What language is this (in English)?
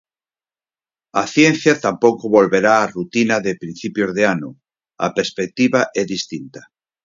Galician